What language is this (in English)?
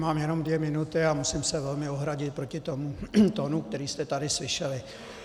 Czech